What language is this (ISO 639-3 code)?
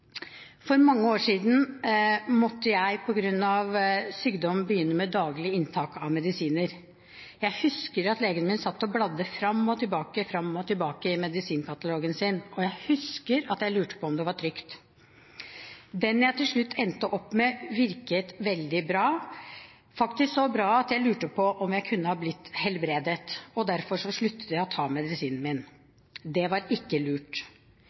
nob